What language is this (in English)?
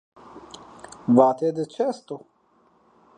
Zaza